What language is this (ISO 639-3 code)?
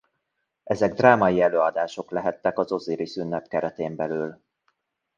hun